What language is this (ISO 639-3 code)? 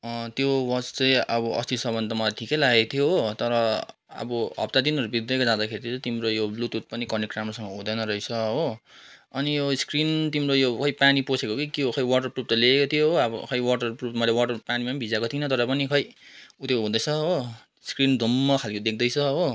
nep